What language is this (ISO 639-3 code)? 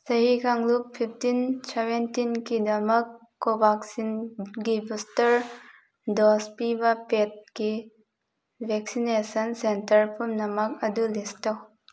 mni